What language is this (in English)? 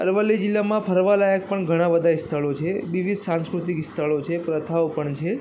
Gujarati